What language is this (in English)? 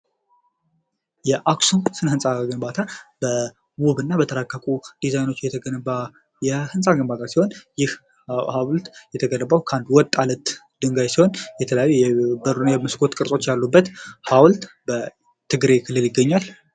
Amharic